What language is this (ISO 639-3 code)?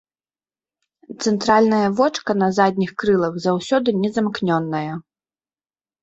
bel